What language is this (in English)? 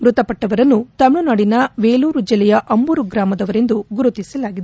Kannada